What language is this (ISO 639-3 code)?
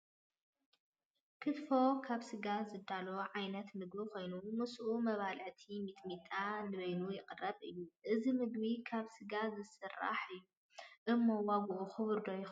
tir